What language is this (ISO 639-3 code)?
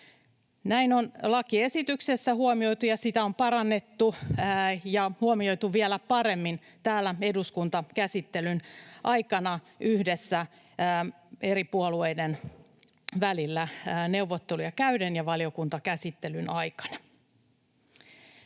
fin